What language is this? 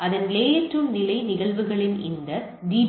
Tamil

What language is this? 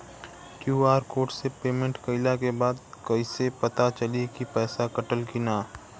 Bhojpuri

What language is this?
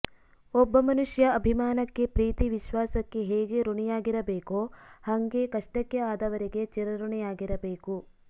Kannada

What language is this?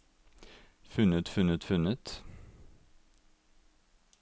Norwegian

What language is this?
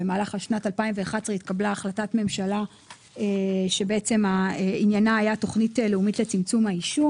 Hebrew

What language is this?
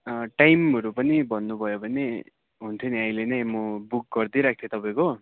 Nepali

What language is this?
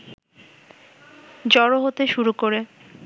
Bangla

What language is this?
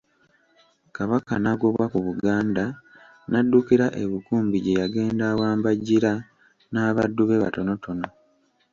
Ganda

